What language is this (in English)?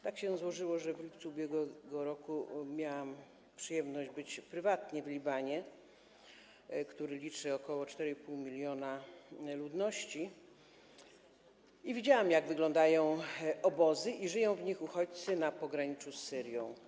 Polish